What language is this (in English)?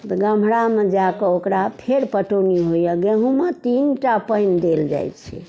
Maithili